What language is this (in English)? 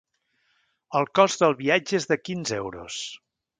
Catalan